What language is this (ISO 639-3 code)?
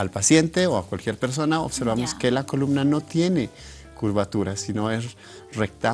spa